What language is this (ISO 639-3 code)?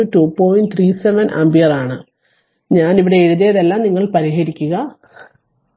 mal